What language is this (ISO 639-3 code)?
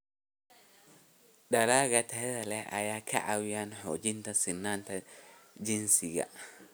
som